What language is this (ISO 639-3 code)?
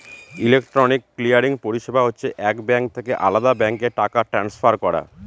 ben